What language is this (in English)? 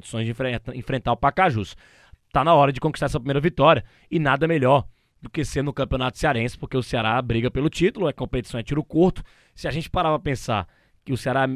Portuguese